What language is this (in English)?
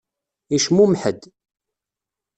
Kabyle